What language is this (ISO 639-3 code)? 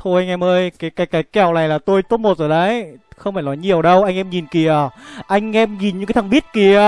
vie